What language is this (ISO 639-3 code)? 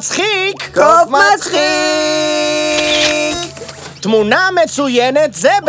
heb